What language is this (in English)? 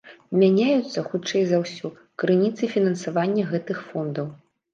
Belarusian